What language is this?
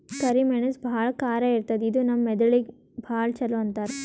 Kannada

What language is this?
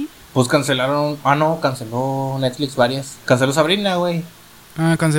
Spanish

